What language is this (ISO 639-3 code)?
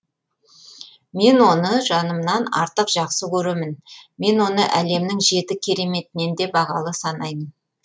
kaz